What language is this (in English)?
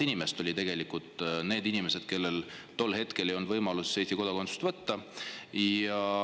Estonian